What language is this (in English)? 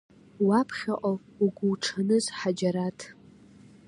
Abkhazian